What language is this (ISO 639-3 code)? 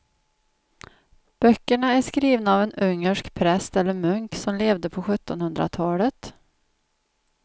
swe